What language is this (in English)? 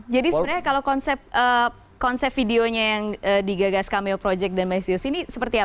Indonesian